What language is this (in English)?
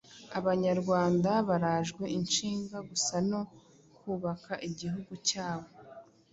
Kinyarwanda